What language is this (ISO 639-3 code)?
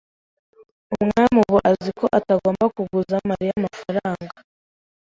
kin